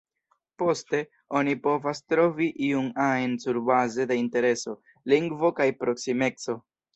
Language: Esperanto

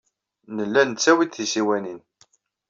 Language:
Kabyle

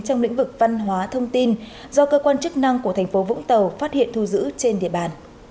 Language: Vietnamese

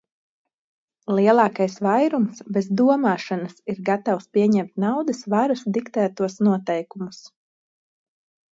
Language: Latvian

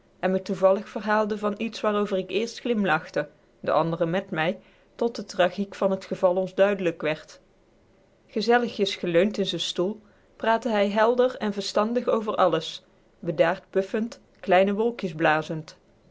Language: Dutch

